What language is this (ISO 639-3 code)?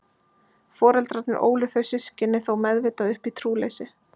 isl